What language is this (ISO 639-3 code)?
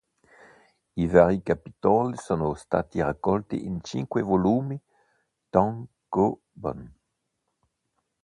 ita